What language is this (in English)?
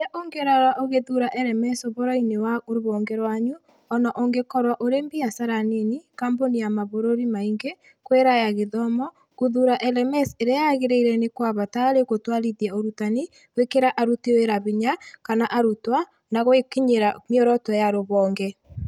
Kikuyu